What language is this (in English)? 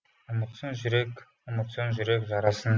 Kazakh